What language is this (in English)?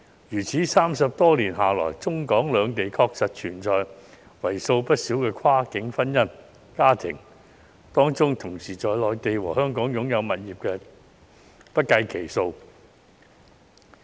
Cantonese